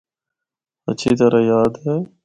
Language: Northern Hindko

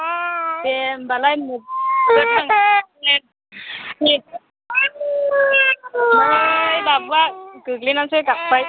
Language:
Bodo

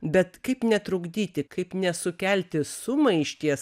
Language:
Lithuanian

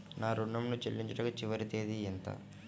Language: Telugu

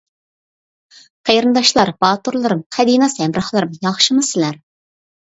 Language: Uyghur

